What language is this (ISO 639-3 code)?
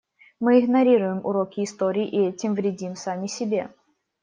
rus